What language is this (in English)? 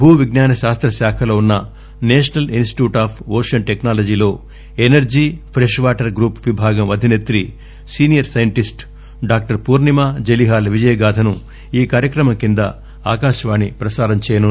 Telugu